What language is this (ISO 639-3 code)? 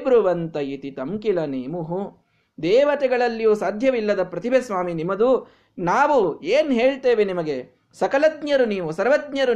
kan